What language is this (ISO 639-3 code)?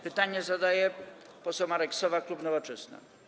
pol